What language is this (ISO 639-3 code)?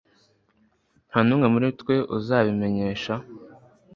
kin